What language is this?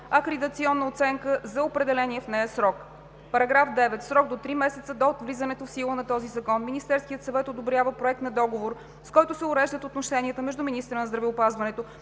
Bulgarian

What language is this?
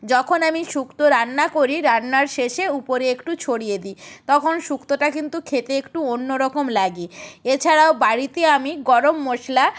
Bangla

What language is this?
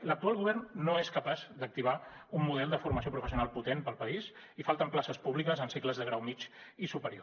Catalan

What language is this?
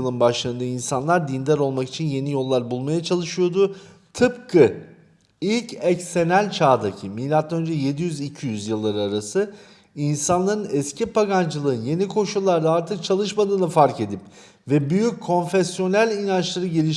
Turkish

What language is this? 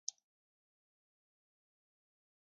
Basque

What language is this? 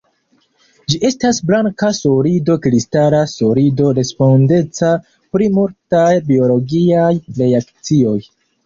Esperanto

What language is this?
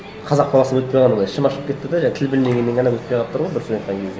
Kazakh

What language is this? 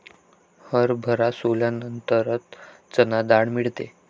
Marathi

